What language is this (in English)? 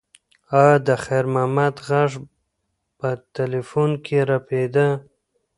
Pashto